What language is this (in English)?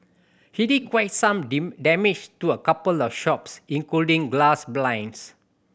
English